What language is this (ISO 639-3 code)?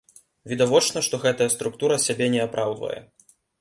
bel